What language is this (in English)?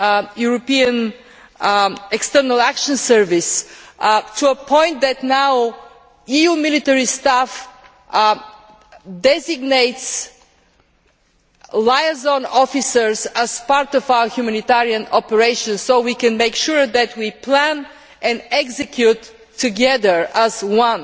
English